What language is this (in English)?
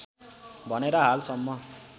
Nepali